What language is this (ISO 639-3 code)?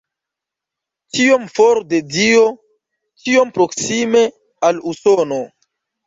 epo